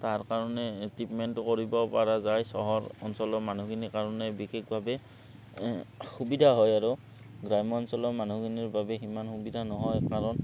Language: Assamese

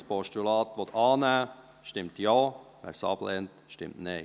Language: Swiss German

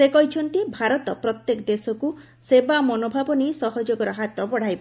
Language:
Odia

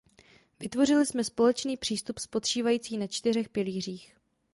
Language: Czech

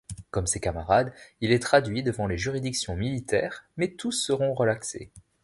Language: French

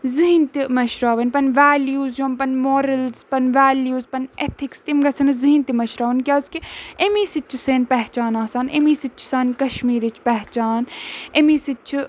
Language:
Kashmiri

